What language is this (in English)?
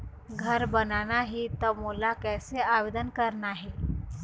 Chhattisgarhi